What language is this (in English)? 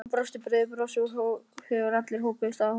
Icelandic